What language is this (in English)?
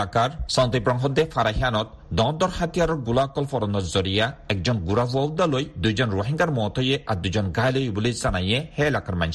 Bangla